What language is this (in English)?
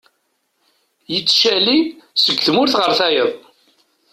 Kabyle